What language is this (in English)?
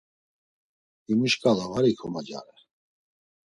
Laz